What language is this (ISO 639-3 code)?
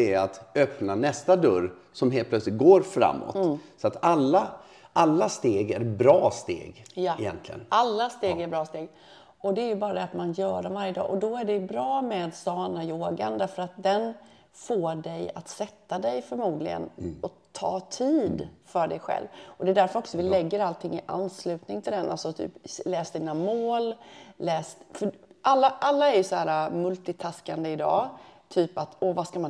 swe